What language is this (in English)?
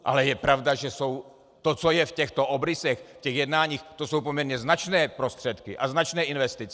Czech